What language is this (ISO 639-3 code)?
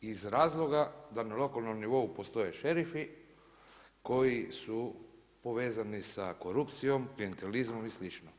hrv